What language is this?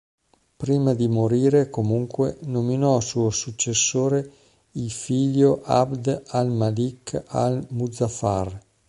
Italian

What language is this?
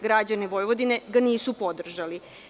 Serbian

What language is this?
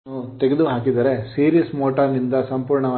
Kannada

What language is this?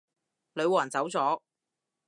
Cantonese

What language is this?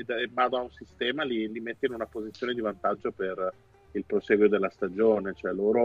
Italian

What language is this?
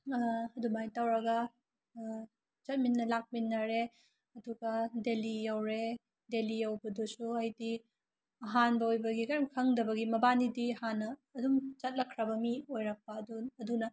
Manipuri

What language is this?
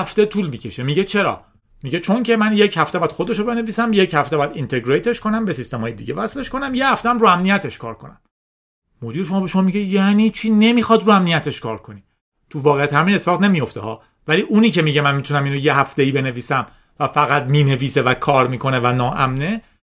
Persian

